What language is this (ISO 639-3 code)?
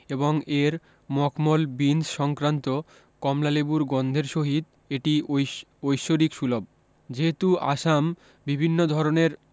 ben